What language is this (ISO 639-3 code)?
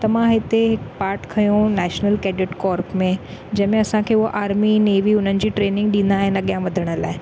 snd